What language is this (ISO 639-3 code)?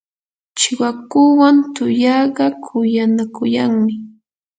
qur